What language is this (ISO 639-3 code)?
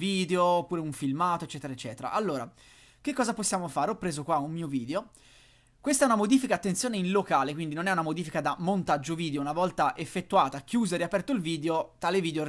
ita